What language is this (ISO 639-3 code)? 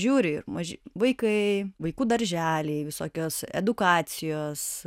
lit